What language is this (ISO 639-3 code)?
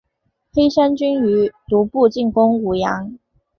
zho